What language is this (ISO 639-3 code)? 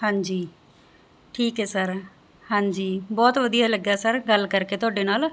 pan